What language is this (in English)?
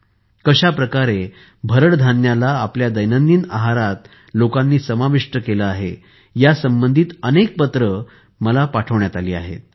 Marathi